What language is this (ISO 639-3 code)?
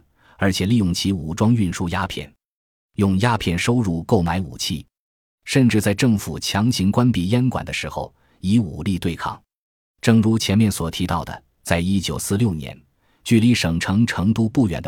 zho